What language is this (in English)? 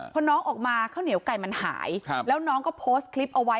Thai